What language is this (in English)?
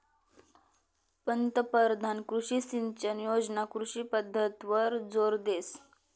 Marathi